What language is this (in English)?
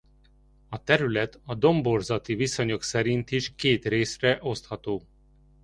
Hungarian